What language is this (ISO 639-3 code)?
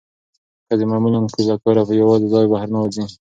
pus